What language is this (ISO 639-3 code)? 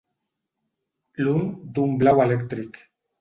cat